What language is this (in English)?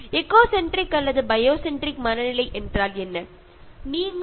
Malayalam